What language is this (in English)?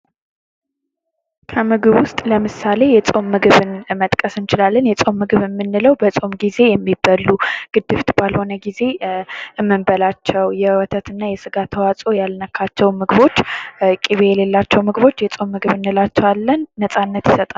Amharic